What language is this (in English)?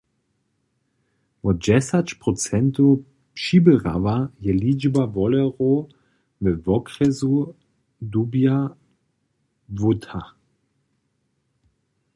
Upper Sorbian